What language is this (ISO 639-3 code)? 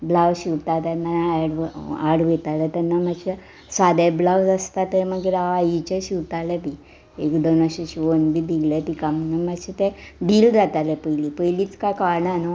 kok